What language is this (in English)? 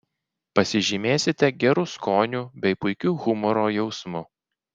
Lithuanian